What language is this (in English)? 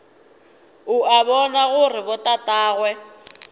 Northern Sotho